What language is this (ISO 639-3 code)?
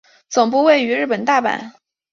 zho